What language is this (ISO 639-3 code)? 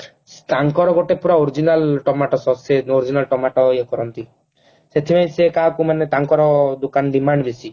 ori